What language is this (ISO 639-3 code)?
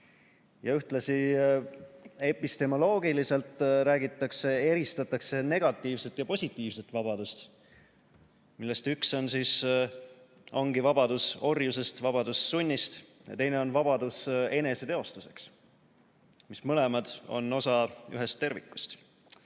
est